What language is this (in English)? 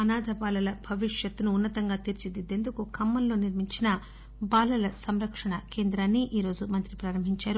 Telugu